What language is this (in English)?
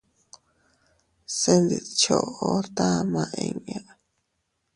Teutila Cuicatec